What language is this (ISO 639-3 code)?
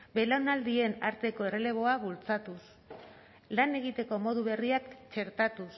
eus